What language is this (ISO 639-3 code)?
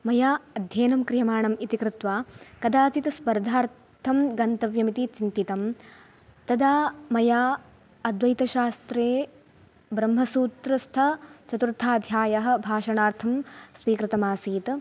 san